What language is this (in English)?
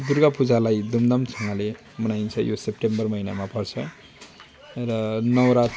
Nepali